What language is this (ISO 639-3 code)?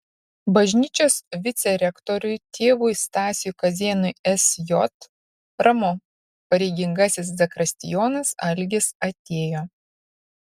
lit